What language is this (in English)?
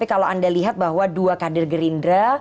Indonesian